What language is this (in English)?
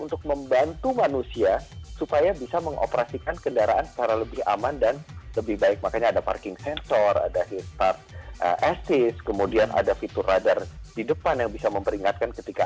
Indonesian